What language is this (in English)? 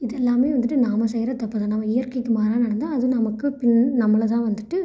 Tamil